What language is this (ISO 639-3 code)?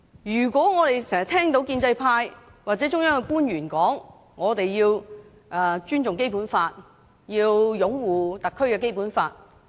yue